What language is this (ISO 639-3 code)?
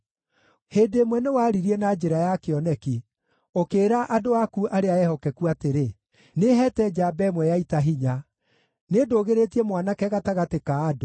kik